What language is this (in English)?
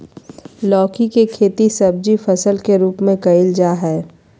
Magahi